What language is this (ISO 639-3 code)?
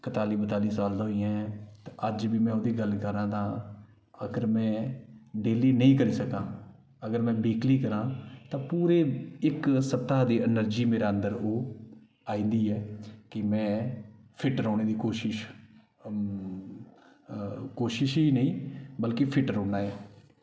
doi